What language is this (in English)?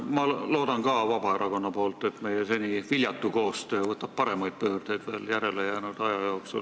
Estonian